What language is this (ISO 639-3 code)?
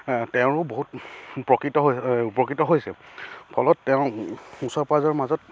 asm